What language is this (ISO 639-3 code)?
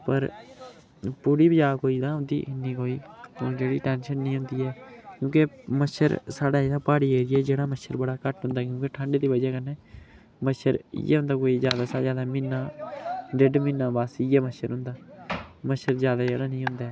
doi